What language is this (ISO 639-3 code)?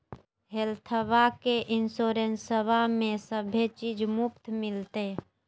mag